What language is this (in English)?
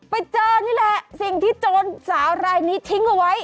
Thai